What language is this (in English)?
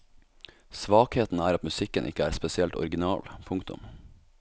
Norwegian